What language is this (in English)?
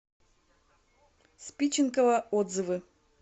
Russian